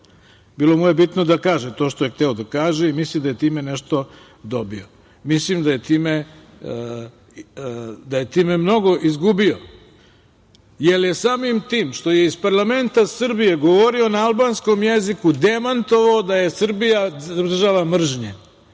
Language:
Serbian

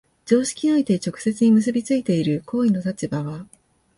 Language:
Japanese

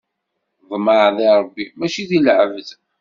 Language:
Kabyle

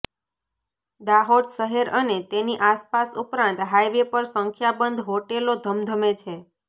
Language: Gujarati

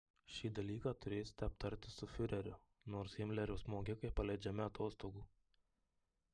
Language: Lithuanian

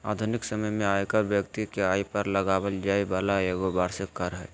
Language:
Magahi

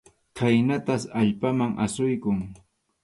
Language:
Arequipa-La Unión Quechua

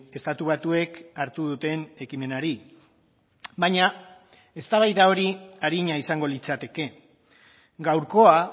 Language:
Basque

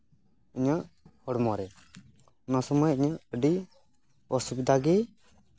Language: Santali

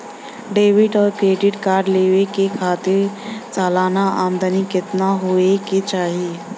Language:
Bhojpuri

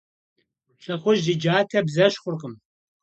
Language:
Kabardian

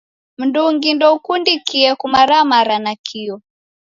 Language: Taita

